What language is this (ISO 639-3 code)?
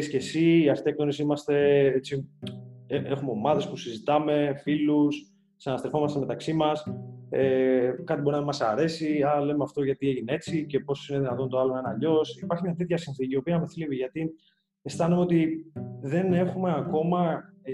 ell